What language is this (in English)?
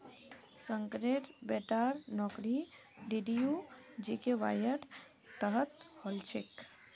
Magahi